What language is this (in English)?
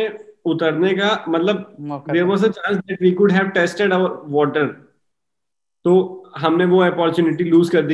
Hindi